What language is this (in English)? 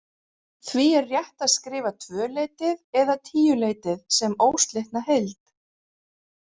Icelandic